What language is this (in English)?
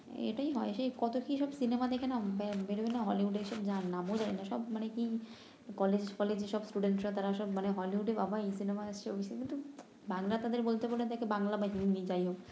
Bangla